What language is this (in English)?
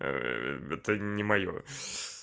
Russian